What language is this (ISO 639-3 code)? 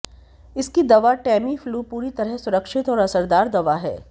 hin